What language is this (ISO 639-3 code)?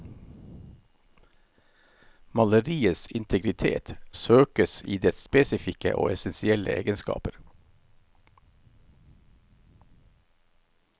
nor